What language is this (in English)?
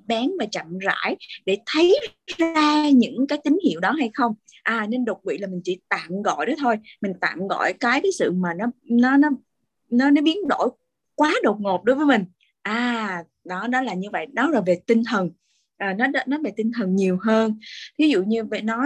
Vietnamese